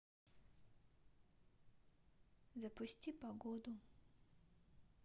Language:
Russian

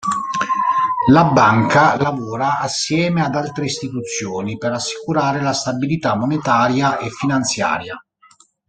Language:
Italian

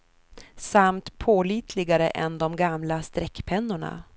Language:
Swedish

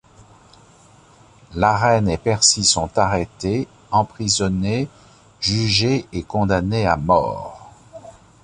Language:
French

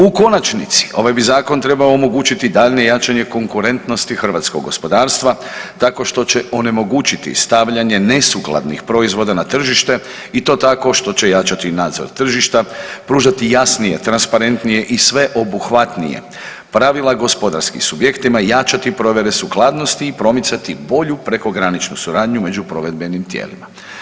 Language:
Croatian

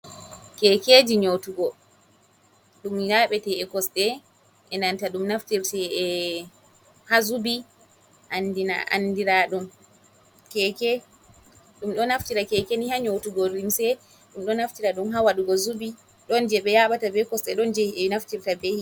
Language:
Fula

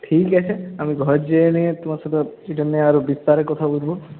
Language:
Bangla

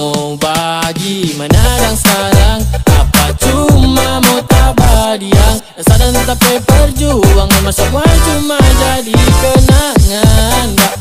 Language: Vietnamese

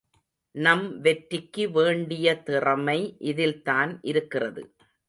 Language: Tamil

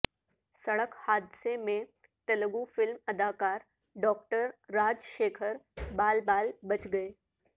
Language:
Urdu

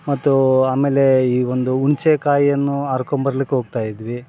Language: Kannada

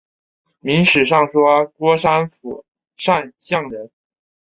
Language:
Chinese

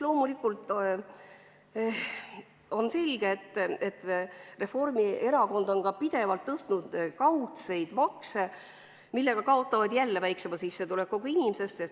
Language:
Estonian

